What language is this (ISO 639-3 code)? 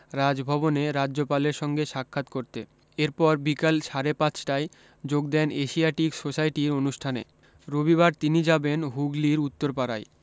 ben